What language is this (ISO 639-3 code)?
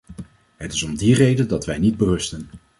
nld